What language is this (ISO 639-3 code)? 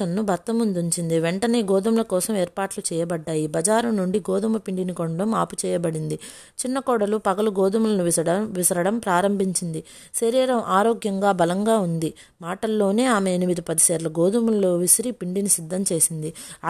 tel